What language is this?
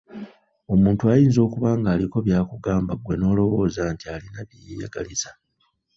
Ganda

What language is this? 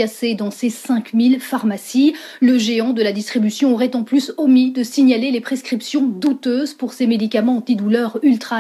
French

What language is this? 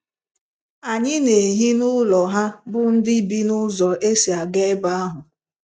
Igbo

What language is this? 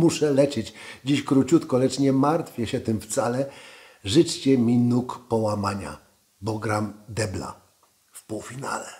Polish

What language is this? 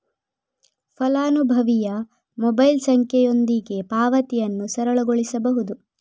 Kannada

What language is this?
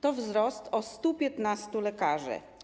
Polish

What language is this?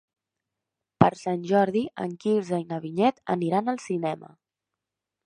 Catalan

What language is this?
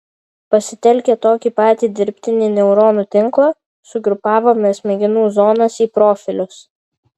Lithuanian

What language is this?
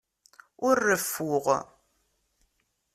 Kabyle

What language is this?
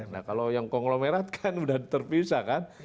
Indonesian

